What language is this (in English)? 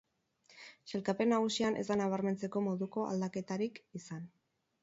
Basque